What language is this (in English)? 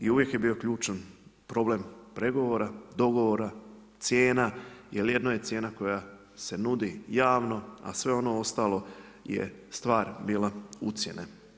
Croatian